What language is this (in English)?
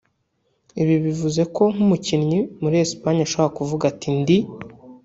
Kinyarwanda